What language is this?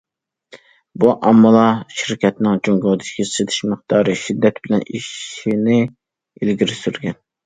Uyghur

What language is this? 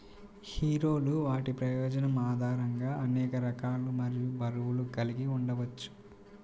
Telugu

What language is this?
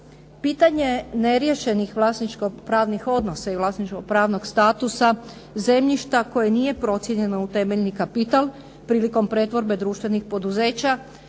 Croatian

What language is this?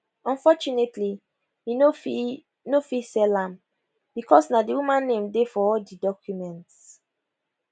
Nigerian Pidgin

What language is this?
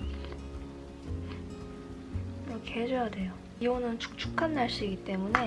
Korean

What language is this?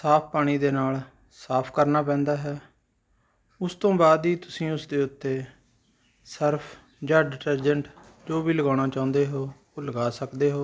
Punjabi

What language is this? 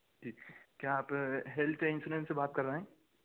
Urdu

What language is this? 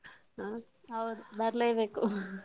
Kannada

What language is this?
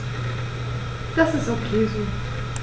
German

